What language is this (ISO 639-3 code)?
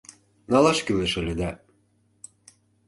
chm